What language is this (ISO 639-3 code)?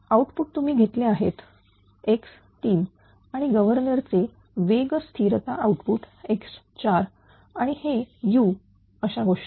mar